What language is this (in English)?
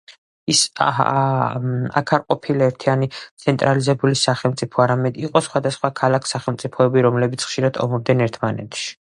Georgian